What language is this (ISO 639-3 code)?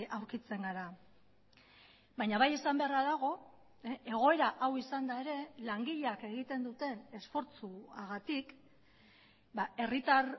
eus